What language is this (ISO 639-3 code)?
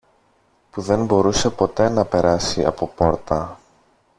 ell